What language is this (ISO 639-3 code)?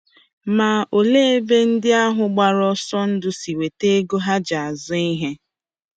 ibo